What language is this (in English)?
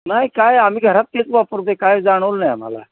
Marathi